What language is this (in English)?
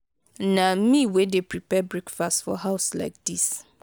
Nigerian Pidgin